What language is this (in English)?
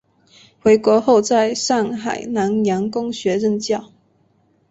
Chinese